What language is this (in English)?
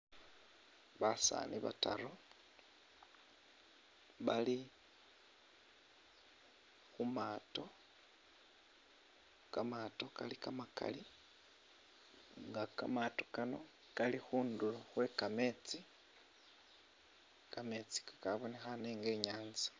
Masaaba